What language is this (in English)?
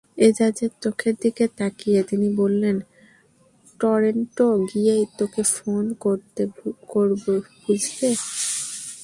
Bangla